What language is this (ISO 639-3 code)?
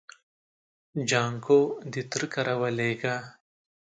pus